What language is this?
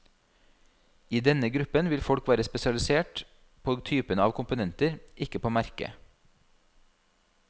Norwegian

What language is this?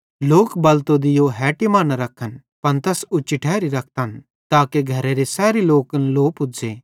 Bhadrawahi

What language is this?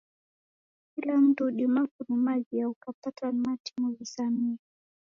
Taita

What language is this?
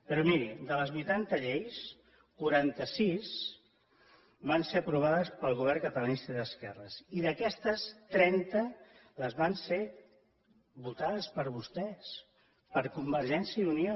Catalan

